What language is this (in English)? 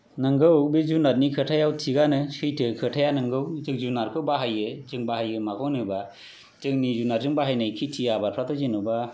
Bodo